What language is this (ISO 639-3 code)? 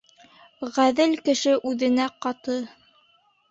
bak